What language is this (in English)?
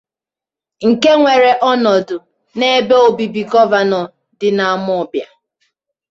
Igbo